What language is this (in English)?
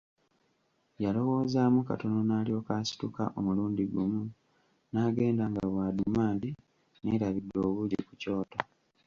Ganda